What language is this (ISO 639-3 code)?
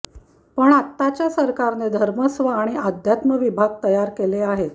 mar